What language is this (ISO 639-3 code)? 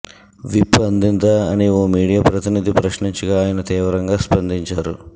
tel